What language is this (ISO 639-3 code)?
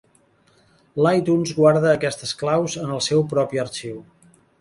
cat